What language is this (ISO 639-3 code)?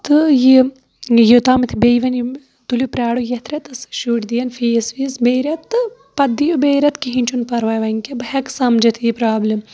kas